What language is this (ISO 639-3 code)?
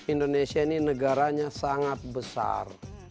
ind